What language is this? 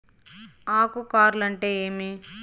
Telugu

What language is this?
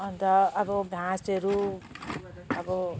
Nepali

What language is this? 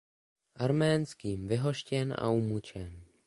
Czech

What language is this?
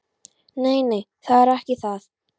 Icelandic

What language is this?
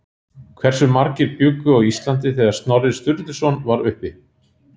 Icelandic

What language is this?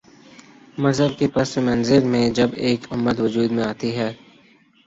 Urdu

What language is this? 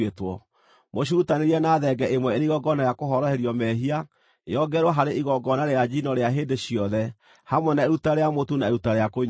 Kikuyu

